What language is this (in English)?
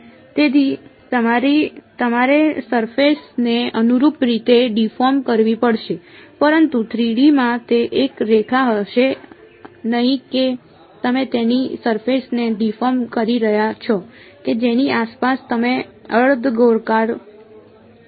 Gujarati